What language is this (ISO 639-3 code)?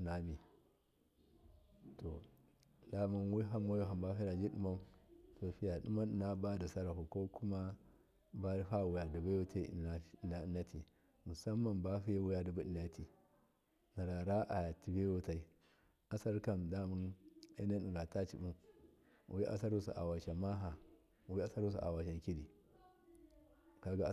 mkf